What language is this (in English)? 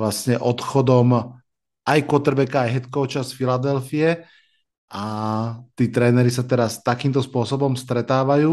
Slovak